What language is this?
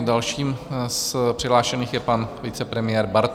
Czech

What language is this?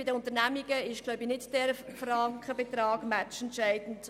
Swiss German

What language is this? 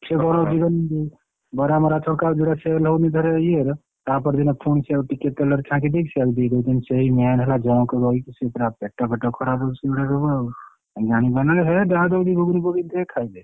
Odia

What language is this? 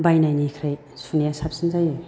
Bodo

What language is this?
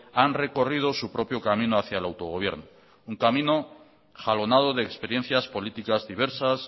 Spanish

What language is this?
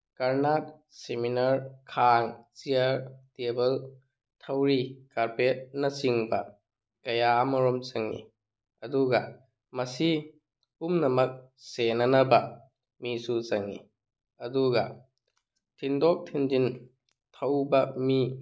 Manipuri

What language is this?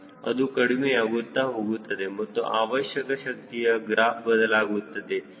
Kannada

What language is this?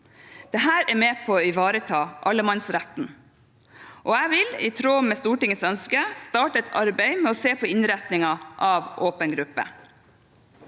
Norwegian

